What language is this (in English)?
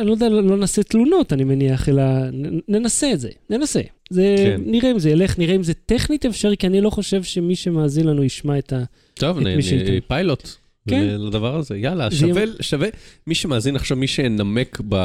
Hebrew